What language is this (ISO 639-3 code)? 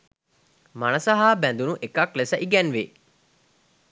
sin